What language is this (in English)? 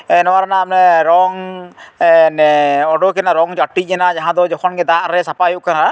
Santali